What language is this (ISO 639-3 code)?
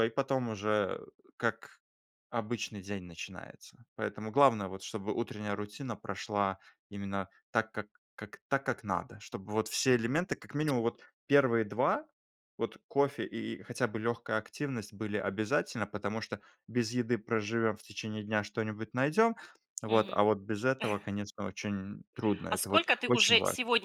rus